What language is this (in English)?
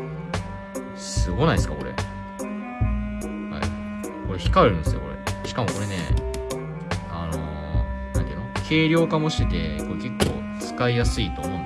Japanese